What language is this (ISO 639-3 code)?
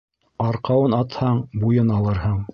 bak